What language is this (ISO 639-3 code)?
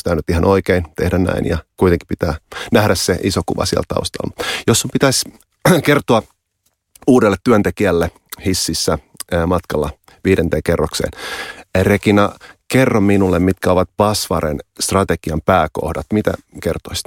fin